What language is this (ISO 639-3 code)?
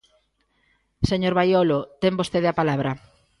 glg